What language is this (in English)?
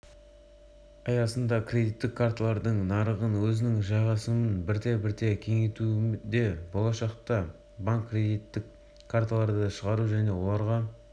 Kazakh